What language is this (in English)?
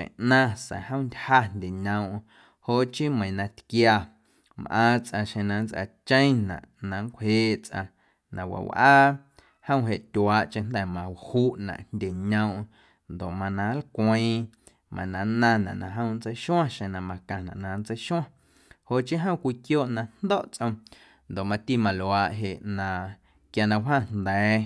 Guerrero Amuzgo